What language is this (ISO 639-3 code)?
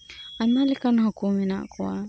sat